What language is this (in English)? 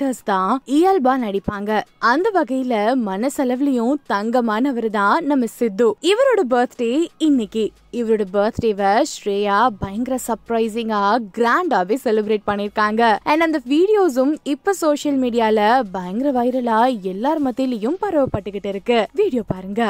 Tamil